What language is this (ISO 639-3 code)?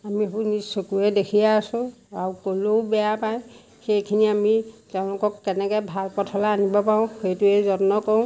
asm